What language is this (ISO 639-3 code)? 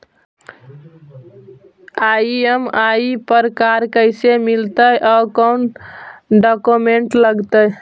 mag